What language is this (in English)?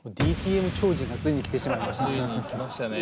Japanese